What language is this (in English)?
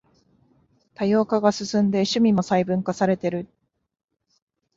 Japanese